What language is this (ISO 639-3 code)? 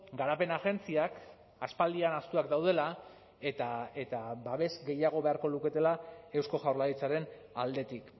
eus